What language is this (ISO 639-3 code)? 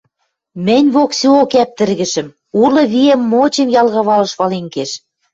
mrj